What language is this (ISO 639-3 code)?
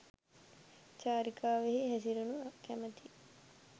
sin